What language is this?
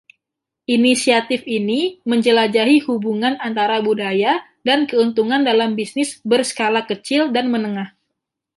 Indonesian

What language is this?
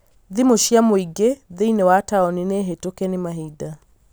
Kikuyu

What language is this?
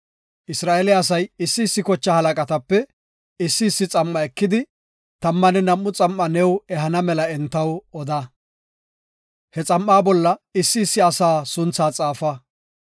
Gofa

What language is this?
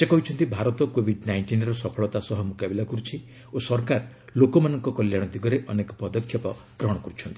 Odia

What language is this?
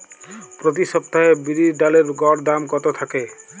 Bangla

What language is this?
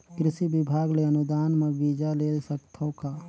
Chhattisgarhi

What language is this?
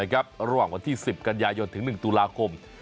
Thai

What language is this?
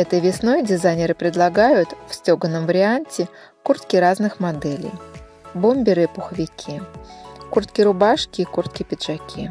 Russian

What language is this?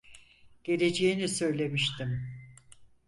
Turkish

